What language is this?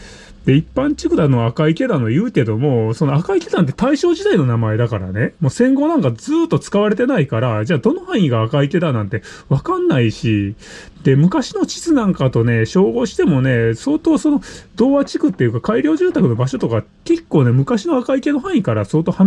Japanese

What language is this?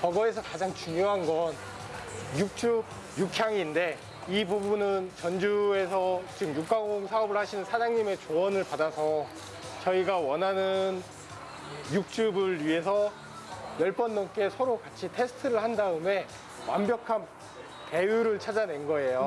Korean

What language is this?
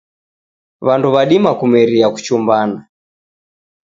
Taita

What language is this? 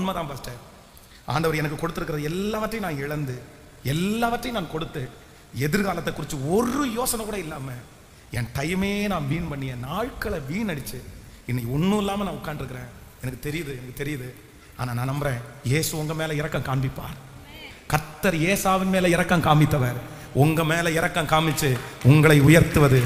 Indonesian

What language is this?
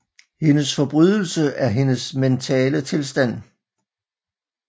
Danish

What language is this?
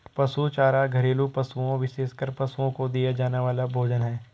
Hindi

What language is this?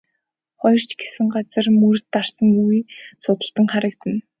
Mongolian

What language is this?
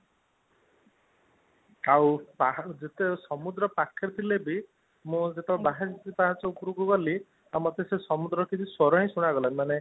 Odia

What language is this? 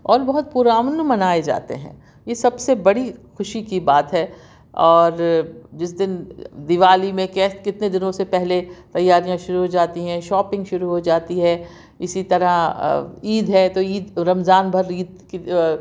Urdu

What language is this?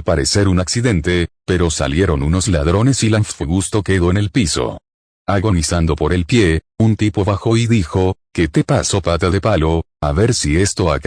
Spanish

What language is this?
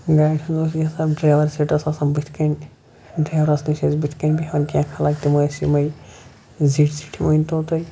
Kashmiri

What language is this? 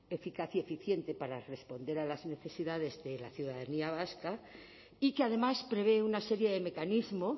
Spanish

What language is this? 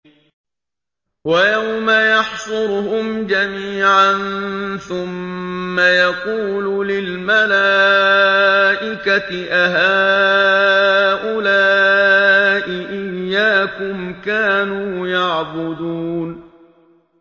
Arabic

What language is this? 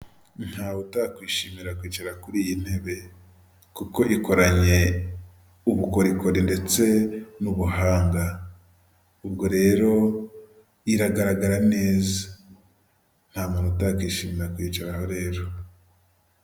Kinyarwanda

